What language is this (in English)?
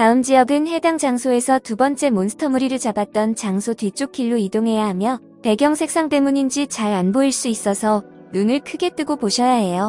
Korean